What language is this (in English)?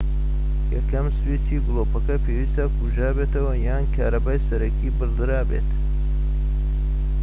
Central Kurdish